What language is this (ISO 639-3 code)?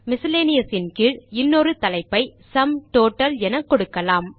tam